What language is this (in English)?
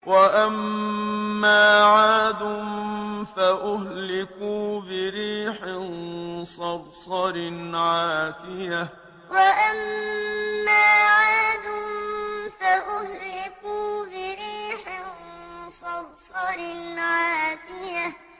Arabic